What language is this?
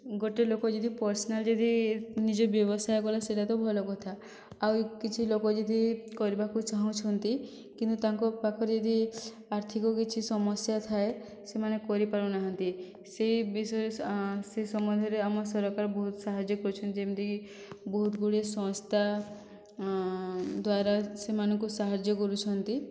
Odia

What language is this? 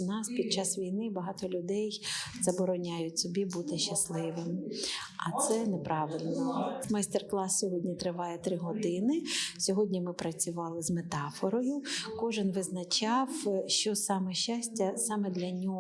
Ukrainian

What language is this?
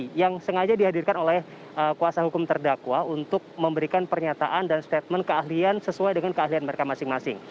Indonesian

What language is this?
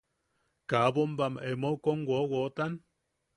Yaqui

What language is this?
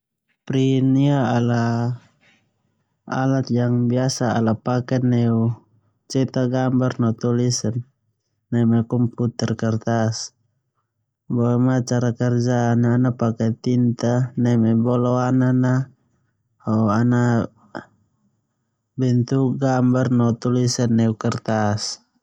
Termanu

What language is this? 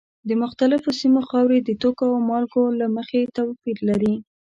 Pashto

